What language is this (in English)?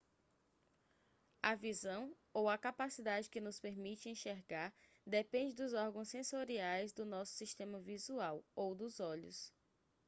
Portuguese